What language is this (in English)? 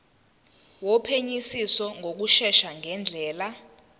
Zulu